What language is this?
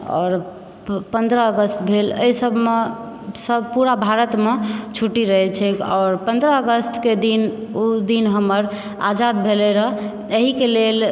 Maithili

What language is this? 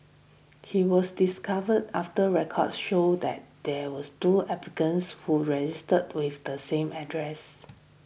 English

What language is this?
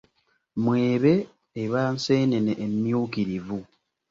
Ganda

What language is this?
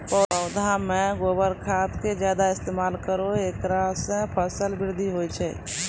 Maithili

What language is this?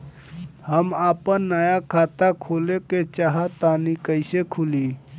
Bhojpuri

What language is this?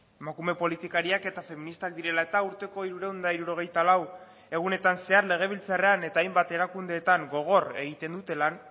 Basque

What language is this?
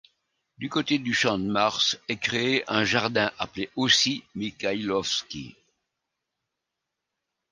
French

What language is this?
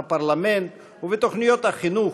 Hebrew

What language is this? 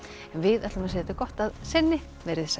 Icelandic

